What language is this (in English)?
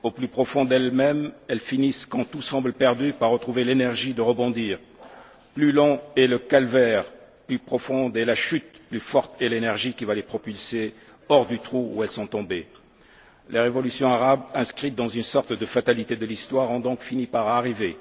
French